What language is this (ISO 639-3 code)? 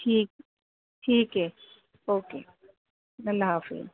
urd